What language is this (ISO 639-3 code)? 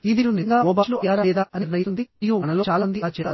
tel